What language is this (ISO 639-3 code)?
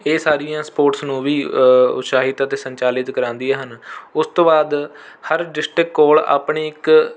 pan